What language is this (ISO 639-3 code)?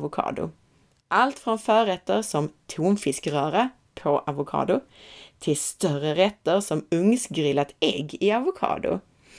swe